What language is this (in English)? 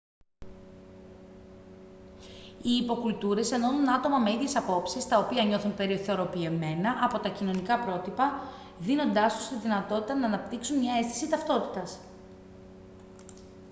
Greek